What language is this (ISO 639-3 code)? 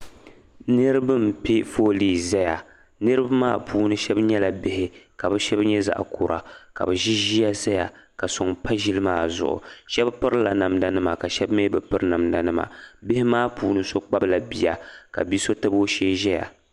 dag